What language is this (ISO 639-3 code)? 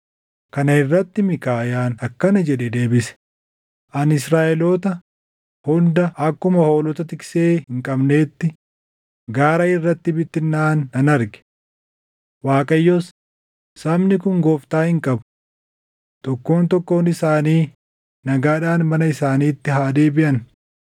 orm